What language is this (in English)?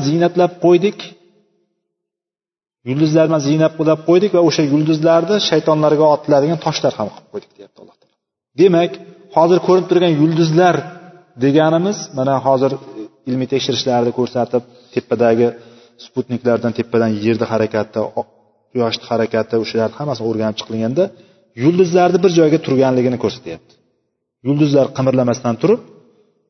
Bulgarian